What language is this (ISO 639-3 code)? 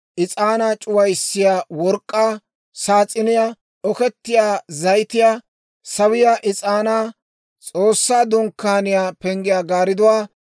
dwr